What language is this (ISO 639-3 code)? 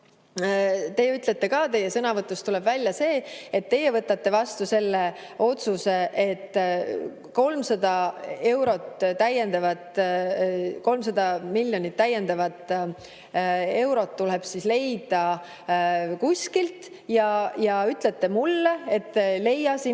est